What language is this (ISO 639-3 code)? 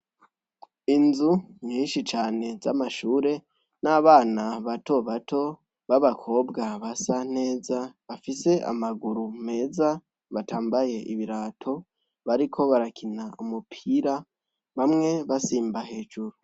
run